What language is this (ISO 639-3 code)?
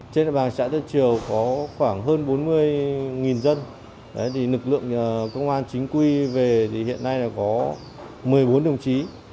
vie